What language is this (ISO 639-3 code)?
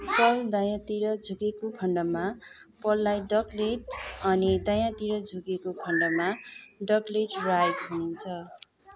nep